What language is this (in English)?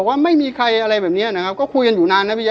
Thai